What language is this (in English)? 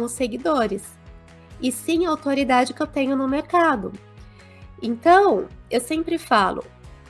Portuguese